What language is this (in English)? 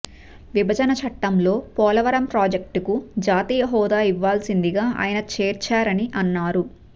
Telugu